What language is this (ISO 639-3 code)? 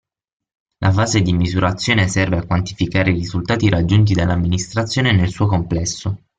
ita